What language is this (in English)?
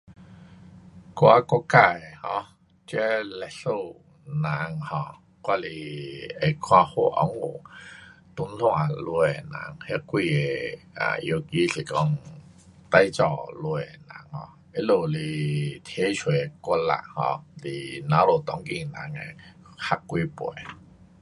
Pu-Xian Chinese